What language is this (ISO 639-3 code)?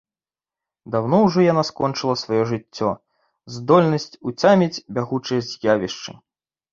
bel